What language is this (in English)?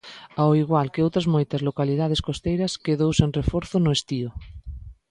Galician